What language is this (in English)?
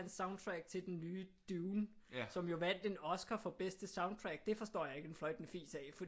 Danish